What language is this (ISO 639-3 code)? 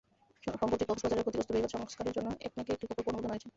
ben